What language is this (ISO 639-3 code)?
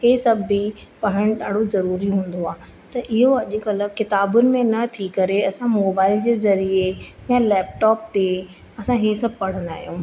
snd